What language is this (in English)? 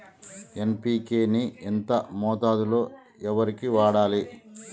Telugu